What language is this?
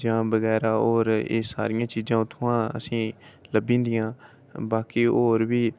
Dogri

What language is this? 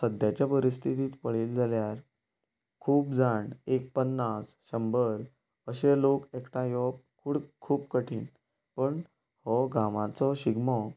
Konkani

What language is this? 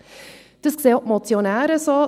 Swiss German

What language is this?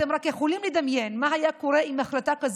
Hebrew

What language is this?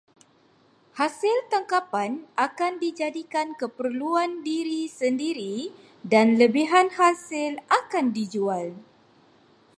Malay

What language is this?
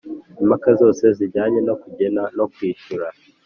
Kinyarwanda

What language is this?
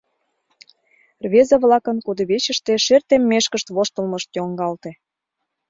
Mari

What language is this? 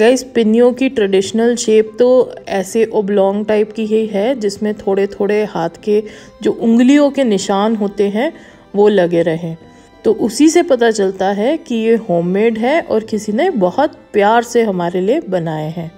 Hindi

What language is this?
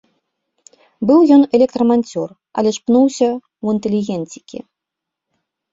Belarusian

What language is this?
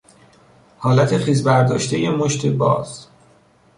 Persian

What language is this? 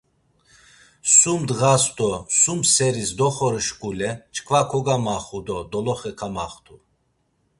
Laz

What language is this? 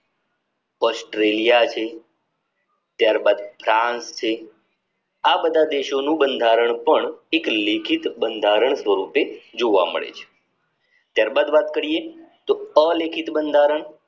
Gujarati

